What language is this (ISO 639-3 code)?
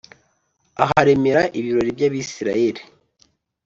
kin